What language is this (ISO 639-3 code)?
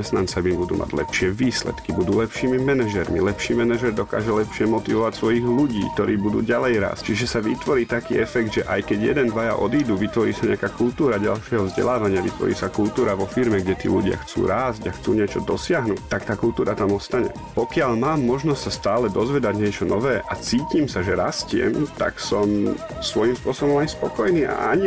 slk